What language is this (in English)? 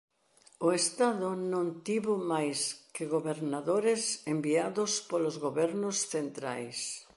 Galician